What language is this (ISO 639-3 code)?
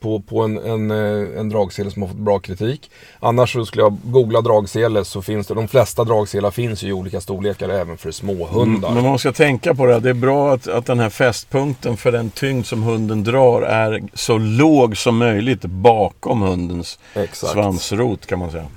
swe